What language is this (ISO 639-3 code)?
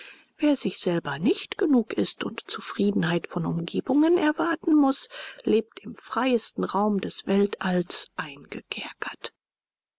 deu